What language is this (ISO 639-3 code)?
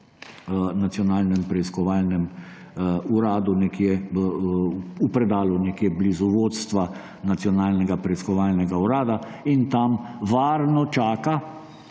slv